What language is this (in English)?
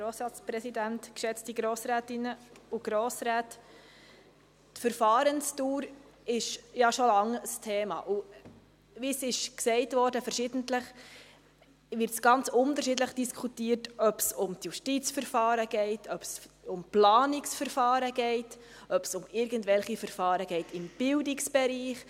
Swiss German